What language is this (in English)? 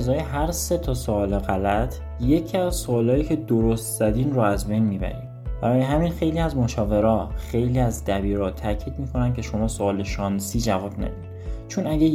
Persian